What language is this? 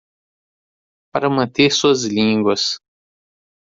Portuguese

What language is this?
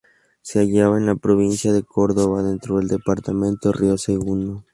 Spanish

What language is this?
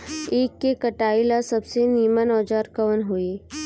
Bhojpuri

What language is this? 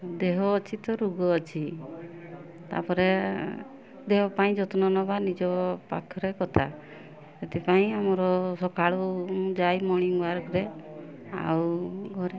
Odia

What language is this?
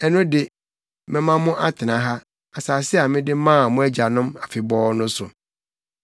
Akan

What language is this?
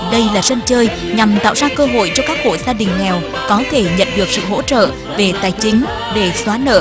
Vietnamese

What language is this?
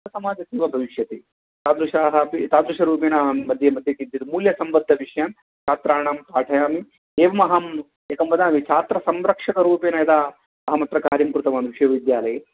Sanskrit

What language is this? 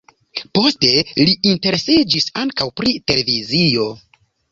Esperanto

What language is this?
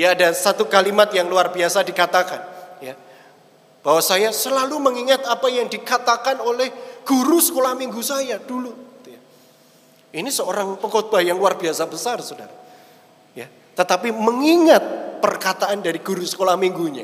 Indonesian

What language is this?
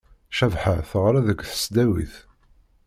Kabyle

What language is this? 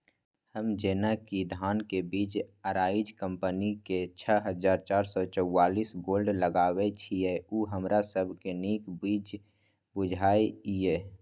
Maithili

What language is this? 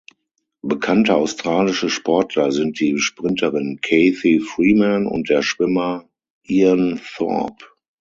German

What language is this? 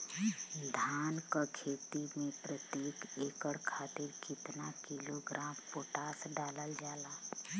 Bhojpuri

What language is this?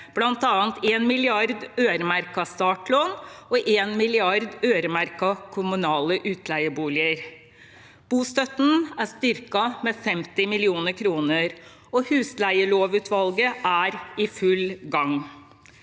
Norwegian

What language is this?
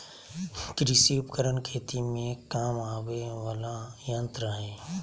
Magahi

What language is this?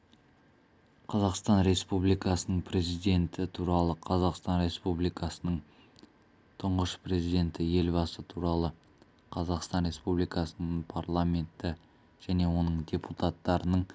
Kazakh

